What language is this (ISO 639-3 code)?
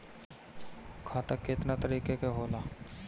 bho